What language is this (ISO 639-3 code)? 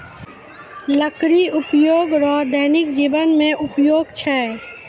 mai